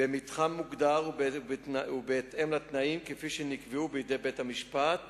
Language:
Hebrew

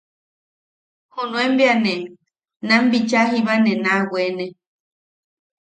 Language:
Yaqui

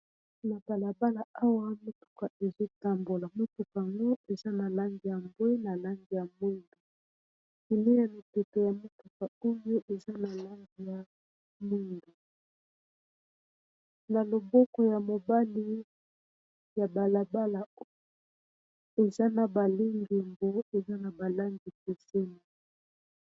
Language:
Lingala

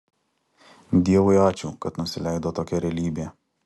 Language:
Lithuanian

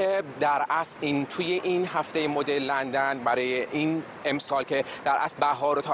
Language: Persian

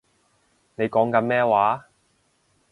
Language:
Cantonese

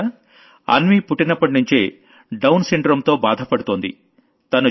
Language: Telugu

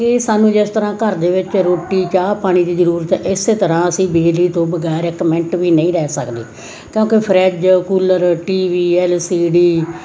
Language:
Punjabi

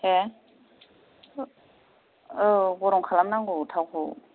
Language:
Bodo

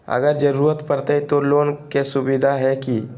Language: Magahi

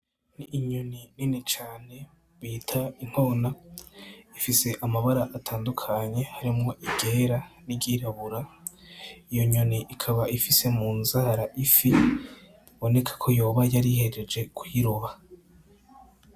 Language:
Rundi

